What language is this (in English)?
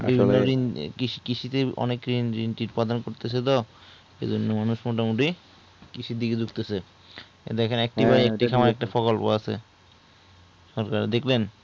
Bangla